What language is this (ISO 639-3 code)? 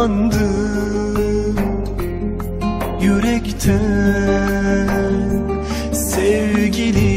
tur